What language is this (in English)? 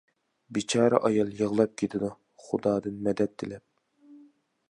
Uyghur